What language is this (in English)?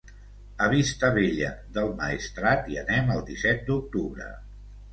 Catalan